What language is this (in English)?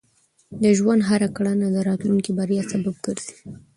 Pashto